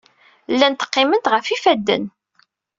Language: Kabyle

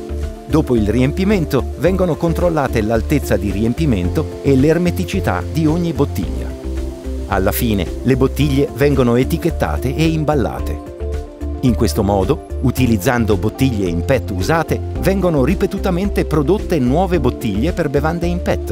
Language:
Italian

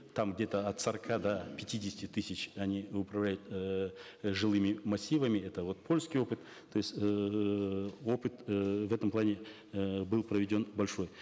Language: Kazakh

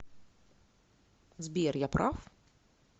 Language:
Russian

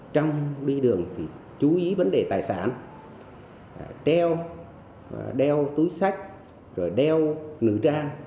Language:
Vietnamese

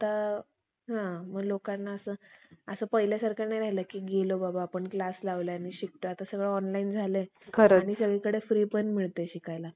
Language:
Marathi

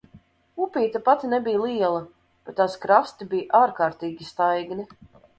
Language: Latvian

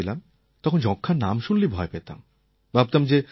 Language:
Bangla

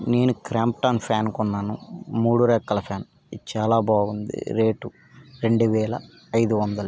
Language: Telugu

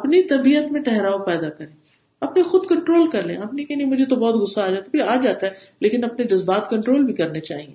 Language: Urdu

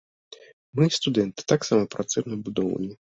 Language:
Belarusian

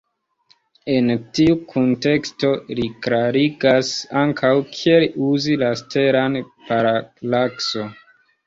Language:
Esperanto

